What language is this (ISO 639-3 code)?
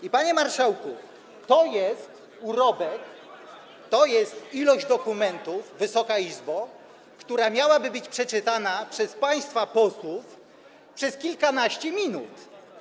pol